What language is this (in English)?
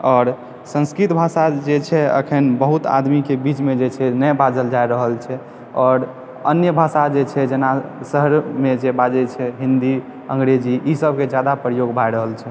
Maithili